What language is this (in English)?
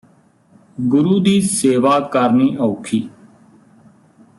Punjabi